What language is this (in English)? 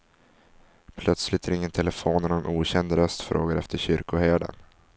Swedish